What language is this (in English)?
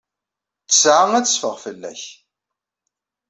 Kabyle